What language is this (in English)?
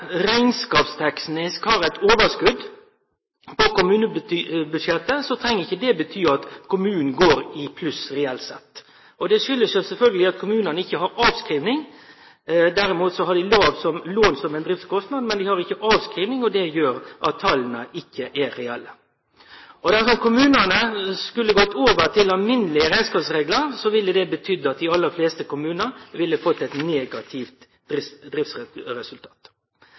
Norwegian Nynorsk